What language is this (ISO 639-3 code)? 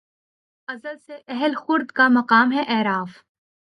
urd